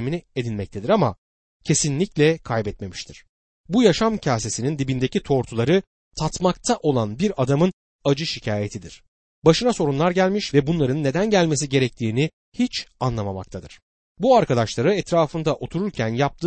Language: Turkish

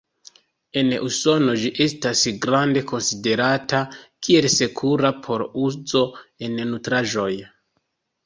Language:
Esperanto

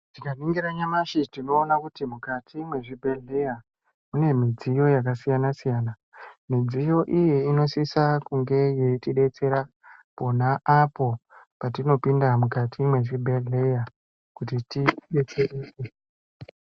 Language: Ndau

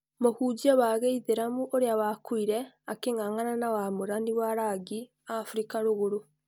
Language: Kikuyu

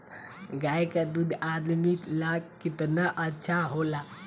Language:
Bhojpuri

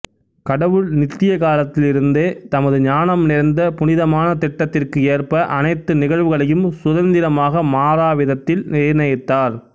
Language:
Tamil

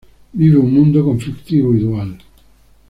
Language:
Spanish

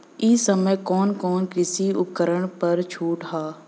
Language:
Bhojpuri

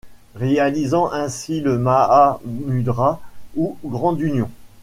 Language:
French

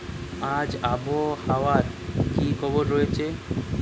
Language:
Bangla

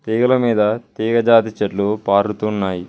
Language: Telugu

